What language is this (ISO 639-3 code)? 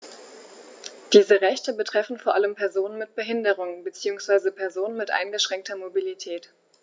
deu